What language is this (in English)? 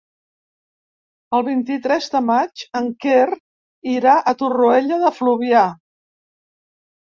Catalan